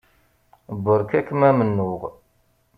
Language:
Kabyle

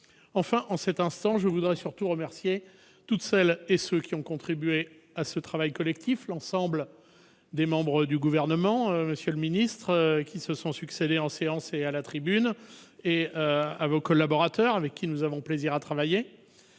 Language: French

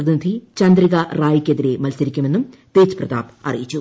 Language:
Malayalam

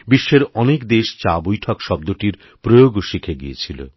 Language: Bangla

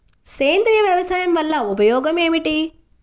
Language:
Telugu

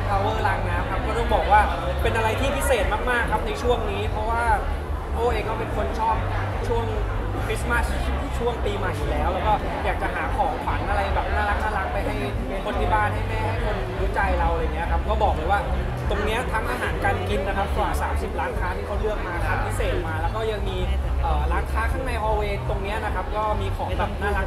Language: Thai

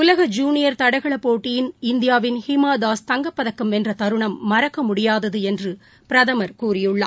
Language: Tamil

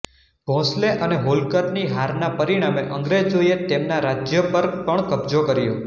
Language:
Gujarati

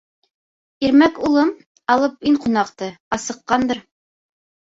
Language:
Bashkir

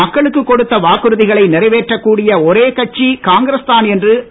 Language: Tamil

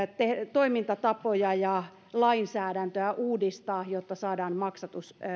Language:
Finnish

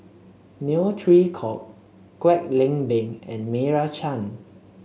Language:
English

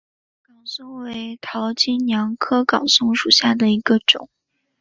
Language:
Chinese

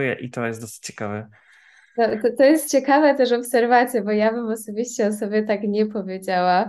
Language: Polish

